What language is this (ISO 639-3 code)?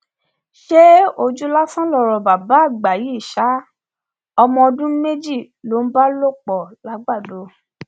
yor